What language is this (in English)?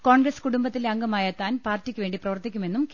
Malayalam